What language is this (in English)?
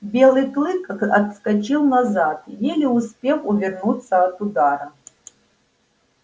Russian